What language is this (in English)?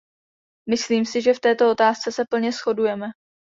Czech